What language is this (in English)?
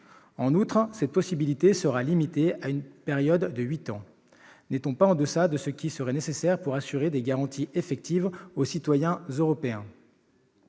French